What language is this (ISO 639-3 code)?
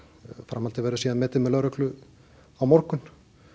isl